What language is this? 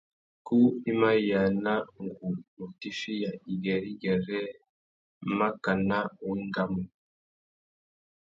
Tuki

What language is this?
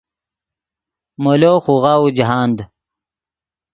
Yidgha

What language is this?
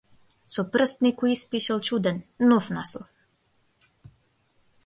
Macedonian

